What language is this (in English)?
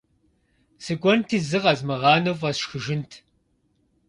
Kabardian